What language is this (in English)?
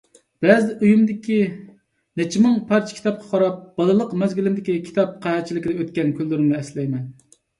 Uyghur